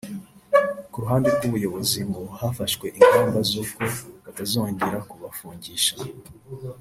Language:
Kinyarwanda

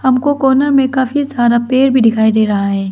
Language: Hindi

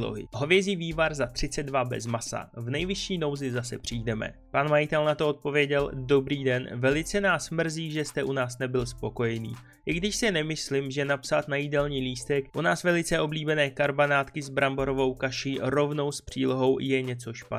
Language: Czech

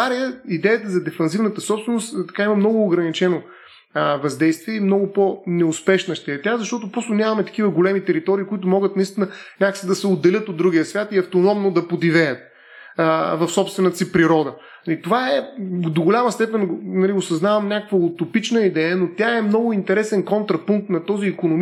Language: Bulgarian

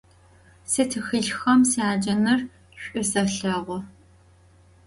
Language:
Adyghe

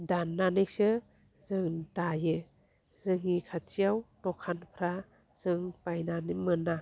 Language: Bodo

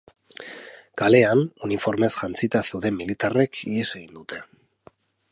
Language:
Basque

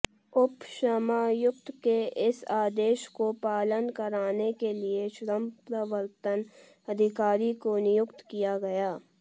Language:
Hindi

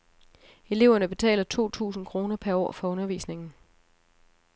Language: Danish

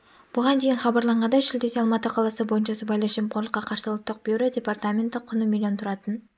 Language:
Kazakh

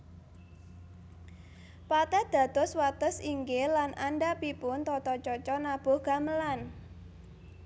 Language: Javanese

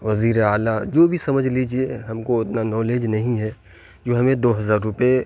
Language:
Urdu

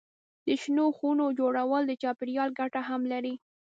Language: Pashto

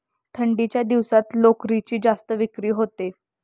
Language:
Marathi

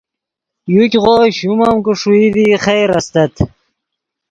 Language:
Yidgha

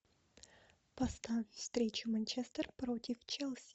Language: Russian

